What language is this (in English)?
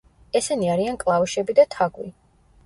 Georgian